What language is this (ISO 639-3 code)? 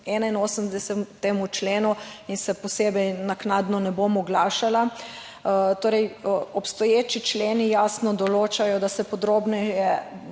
slv